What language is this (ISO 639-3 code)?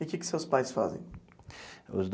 por